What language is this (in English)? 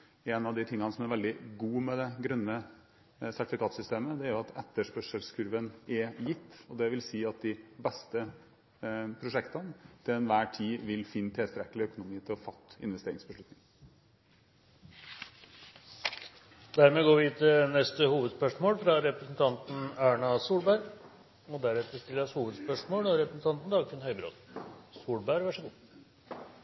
Norwegian